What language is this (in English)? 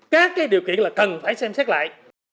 Vietnamese